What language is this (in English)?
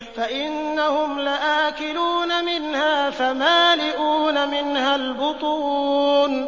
Arabic